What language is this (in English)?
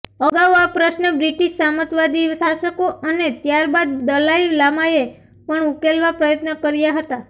Gujarati